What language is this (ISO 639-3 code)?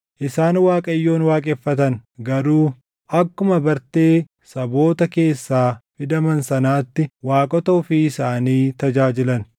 orm